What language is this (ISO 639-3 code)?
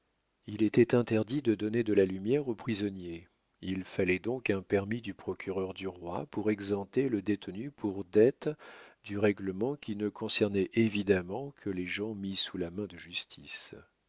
fra